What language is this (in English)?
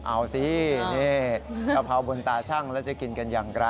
Thai